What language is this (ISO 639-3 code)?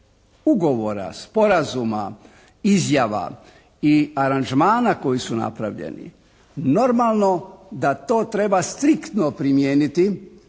hrv